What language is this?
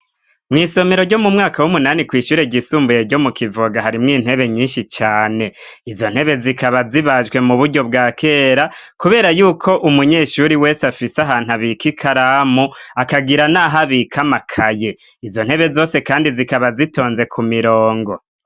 Rundi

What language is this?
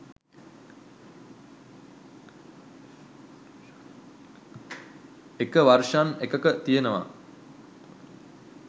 Sinhala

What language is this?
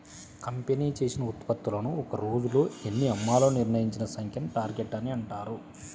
Telugu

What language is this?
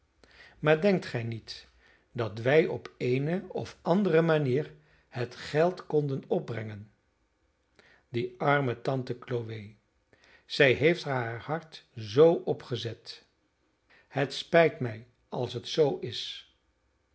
Dutch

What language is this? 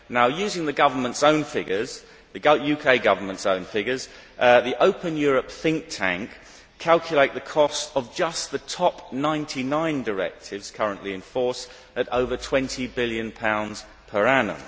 English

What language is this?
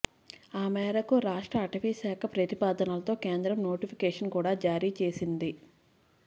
Telugu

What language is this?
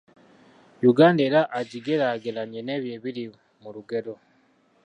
Ganda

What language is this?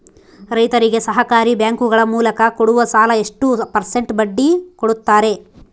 Kannada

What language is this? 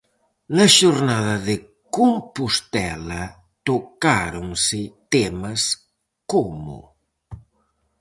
Galician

